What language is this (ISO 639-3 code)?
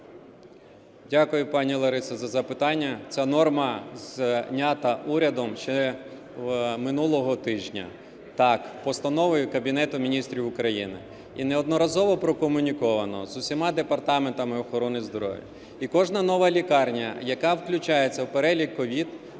ukr